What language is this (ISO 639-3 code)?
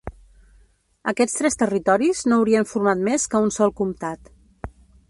cat